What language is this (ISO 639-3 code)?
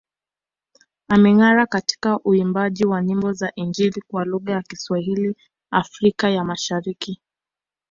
swa